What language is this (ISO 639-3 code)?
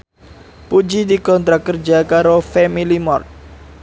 jav